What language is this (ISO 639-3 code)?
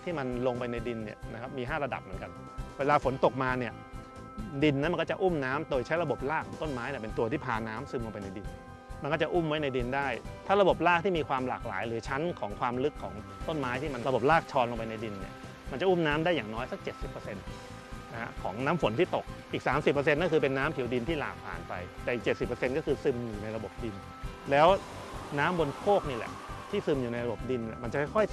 tha